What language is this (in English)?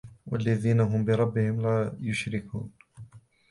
Arabic